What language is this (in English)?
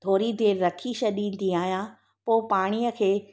Sindhi